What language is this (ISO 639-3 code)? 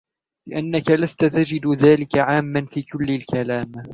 ara